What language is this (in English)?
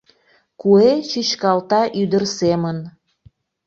Mari